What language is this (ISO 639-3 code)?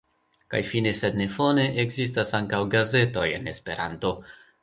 epo